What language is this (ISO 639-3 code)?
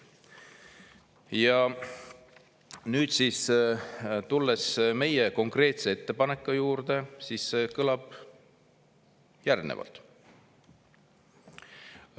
est